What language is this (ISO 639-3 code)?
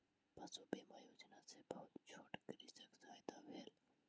mai